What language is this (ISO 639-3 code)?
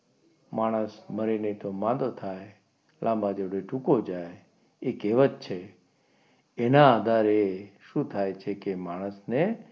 guj